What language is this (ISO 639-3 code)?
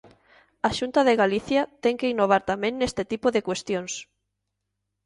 glg